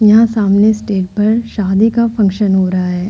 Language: Hindi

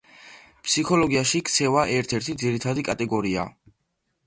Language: Georgian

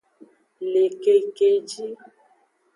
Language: Aja (Benin)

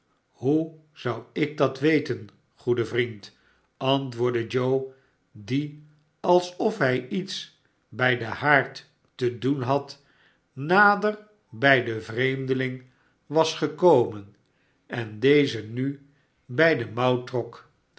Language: Dutch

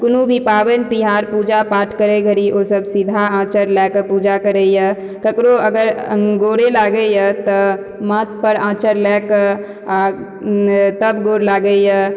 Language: Maithili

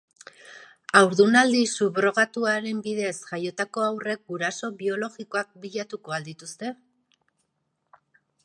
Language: Basque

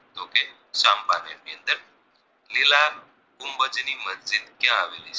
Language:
Gujarati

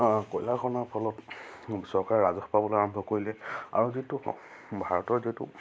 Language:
Assamese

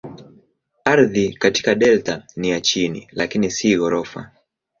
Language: Swahili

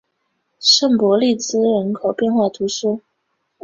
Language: Chinese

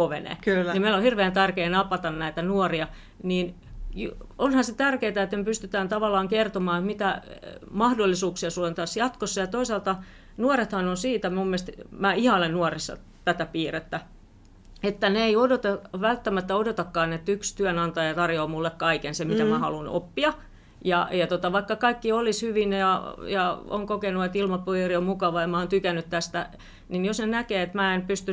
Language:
Finnish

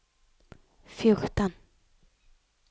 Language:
Norwegian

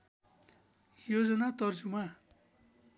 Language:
Nepali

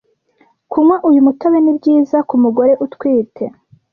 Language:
Kinyarwanda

